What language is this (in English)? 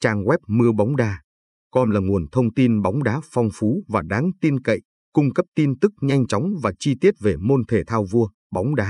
Vietnamese